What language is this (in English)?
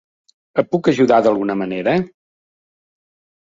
Catalan